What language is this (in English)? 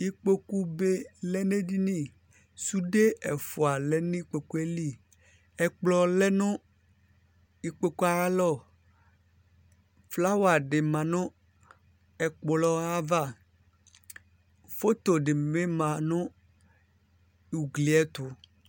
Ikposo